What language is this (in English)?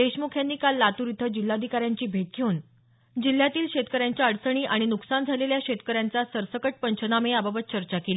Marathi